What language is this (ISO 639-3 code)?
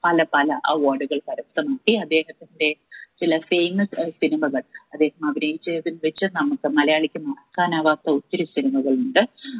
mal